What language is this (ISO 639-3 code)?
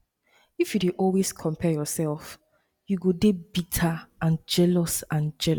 pcm